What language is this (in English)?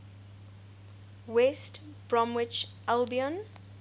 English